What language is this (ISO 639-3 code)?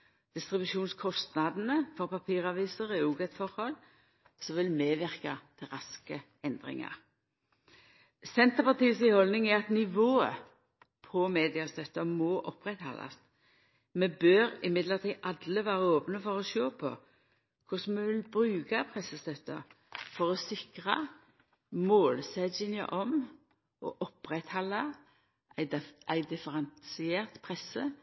nno